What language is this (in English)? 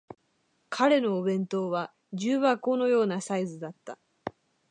Japanese